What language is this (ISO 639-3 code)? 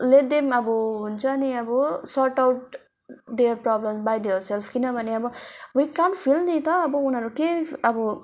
nep